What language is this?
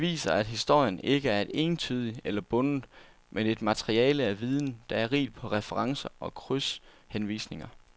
Danish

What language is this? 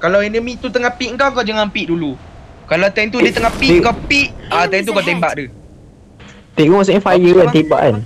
Malay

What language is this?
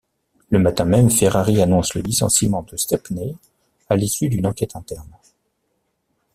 French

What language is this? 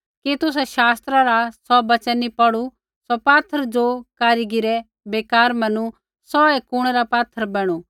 Kullu Pahari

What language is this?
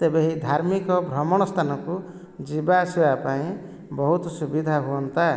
Odia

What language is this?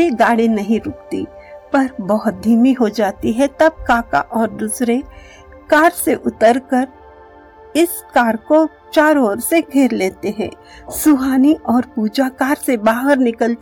Hindi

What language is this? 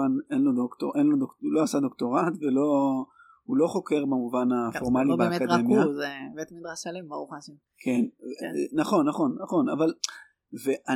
Hebrew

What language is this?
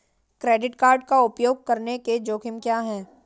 Hindi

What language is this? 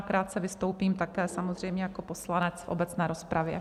Czech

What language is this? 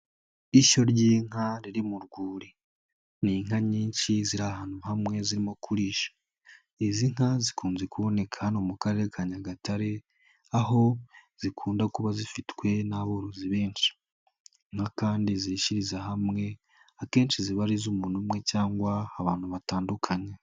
Kinyarwanda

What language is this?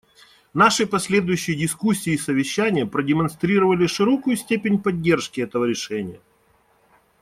Russian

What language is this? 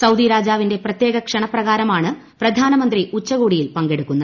Malayalam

